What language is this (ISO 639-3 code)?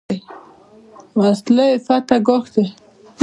pus